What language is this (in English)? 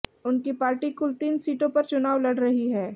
Hindi